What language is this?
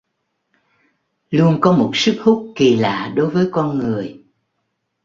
Vietnamese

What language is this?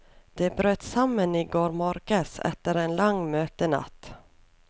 Norwegian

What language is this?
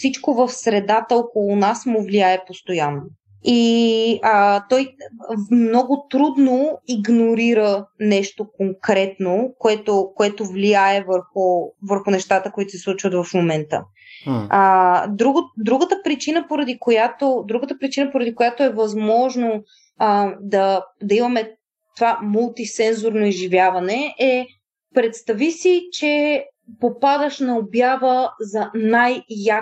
Bulgarian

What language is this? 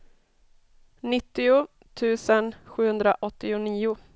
Swedish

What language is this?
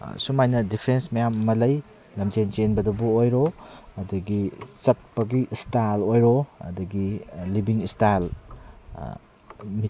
Manipuri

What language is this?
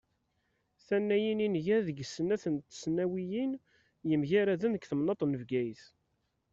Kabyle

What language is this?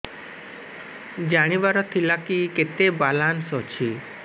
Odia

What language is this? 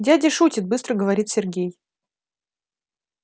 Russian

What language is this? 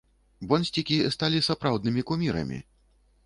Belarusian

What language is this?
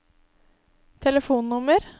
Norwegian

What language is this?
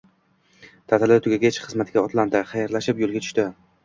Uzbek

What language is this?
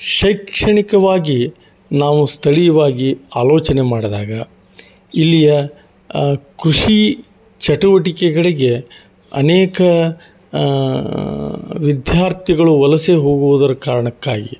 Kannada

